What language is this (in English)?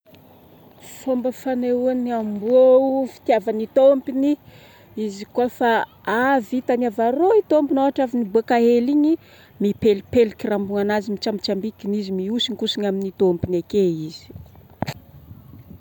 Northern Betsimisaraka Malagasy